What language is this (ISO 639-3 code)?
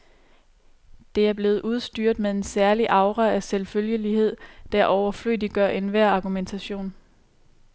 dan